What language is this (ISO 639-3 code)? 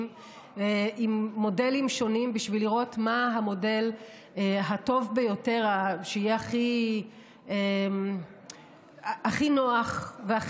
heb